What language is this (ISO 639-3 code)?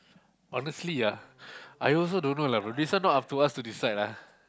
eng